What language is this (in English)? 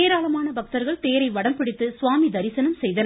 Tamil